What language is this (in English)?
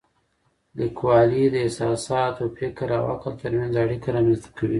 Pashto